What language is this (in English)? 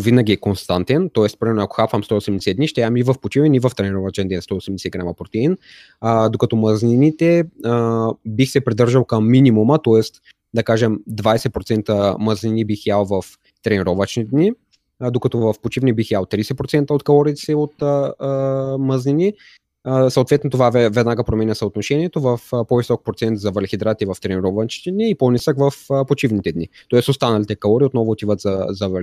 Bulgarian